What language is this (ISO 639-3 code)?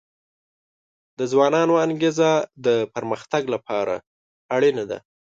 pus